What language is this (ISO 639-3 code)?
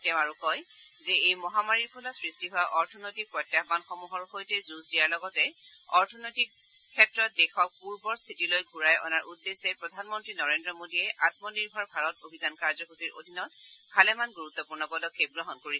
asm